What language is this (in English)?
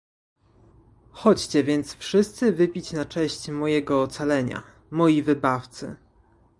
Polish